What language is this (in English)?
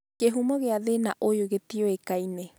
Kikuyu